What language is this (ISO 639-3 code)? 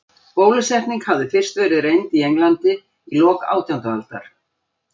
isl